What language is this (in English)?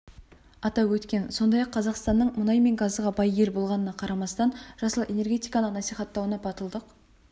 Kazakh